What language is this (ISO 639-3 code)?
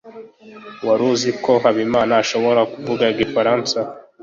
kin